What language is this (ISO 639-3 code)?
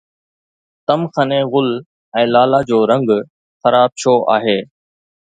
snd